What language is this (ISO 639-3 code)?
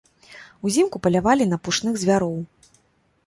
bel